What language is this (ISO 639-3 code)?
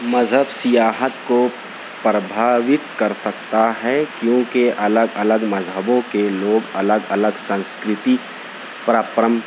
urd